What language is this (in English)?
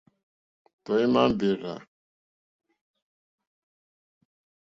Mokpwe